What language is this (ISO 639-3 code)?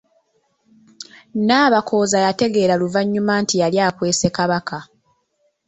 lug